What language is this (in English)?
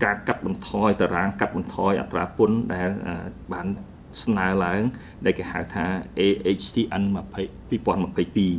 Thai